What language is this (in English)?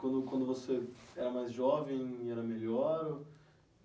Portuguese